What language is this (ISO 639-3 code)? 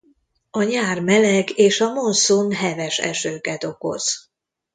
hun